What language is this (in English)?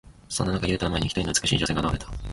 Japanese